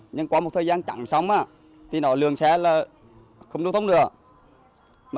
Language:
Vietnamese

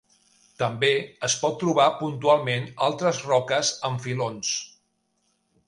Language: Catalan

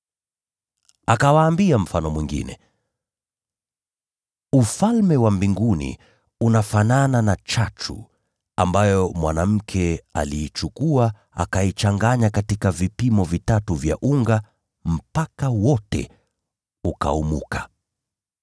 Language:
Swahili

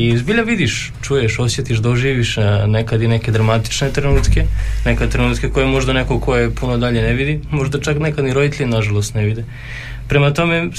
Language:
Croatian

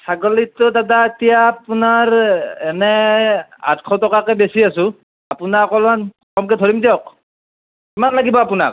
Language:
Assamese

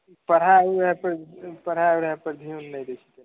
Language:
Maithili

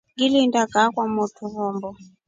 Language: Rombo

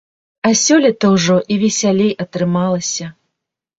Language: Belarusian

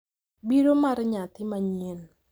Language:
Luo (Kenya and Tanzania)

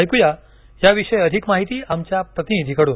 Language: Marathi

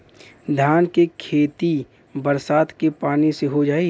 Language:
Bhojpuri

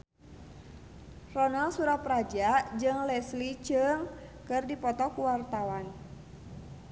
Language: Sundanese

